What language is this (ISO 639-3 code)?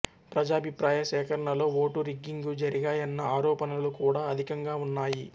tel